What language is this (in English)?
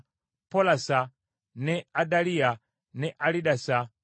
Ganda